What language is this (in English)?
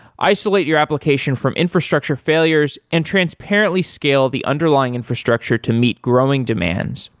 English